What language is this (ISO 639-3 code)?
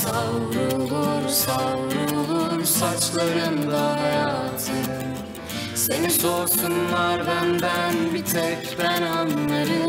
tur